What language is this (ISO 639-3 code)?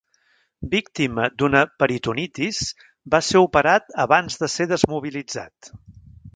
cat